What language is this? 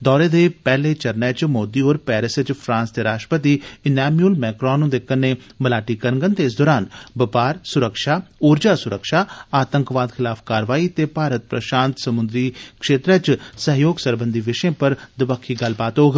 Dogri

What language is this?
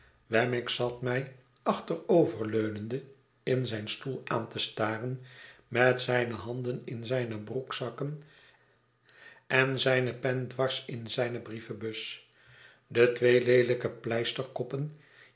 Dutch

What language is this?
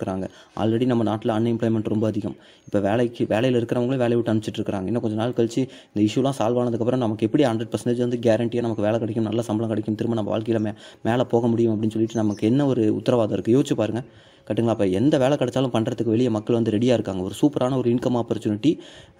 Tamil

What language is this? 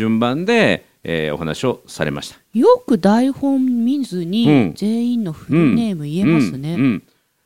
Japanese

